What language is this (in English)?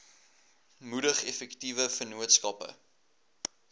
Afrikaans